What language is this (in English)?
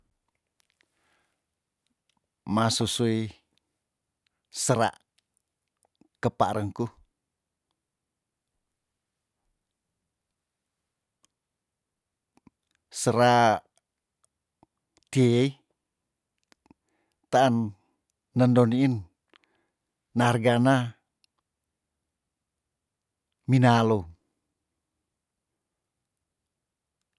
Tondano